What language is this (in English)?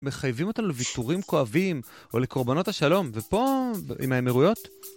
Hebrew